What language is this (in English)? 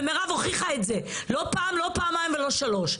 Hebrew